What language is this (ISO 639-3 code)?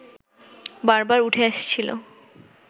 ben